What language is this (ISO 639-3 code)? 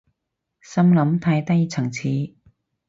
yue